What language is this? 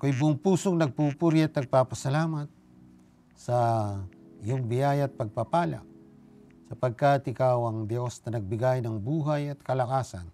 Filipino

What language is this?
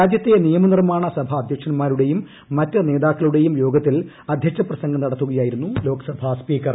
Malayalam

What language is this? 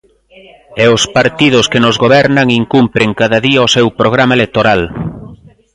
Galician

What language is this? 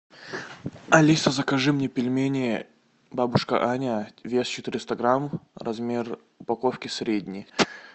Russian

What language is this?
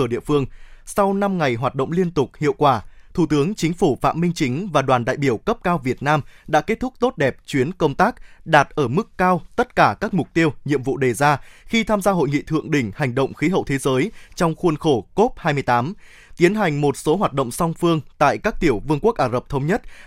Vietnamese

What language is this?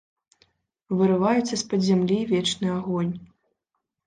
Belarusian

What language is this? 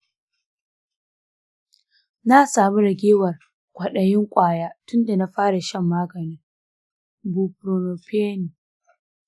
Hausa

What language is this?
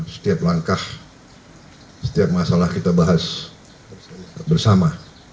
Indonesian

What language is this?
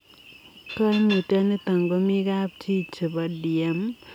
Kalenjin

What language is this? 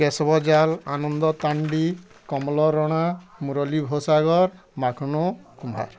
Odia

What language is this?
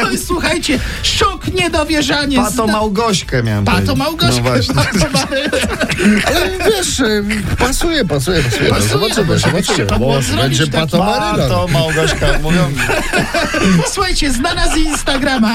Polish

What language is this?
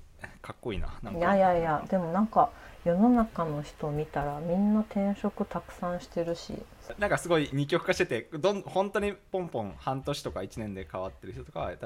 Japanese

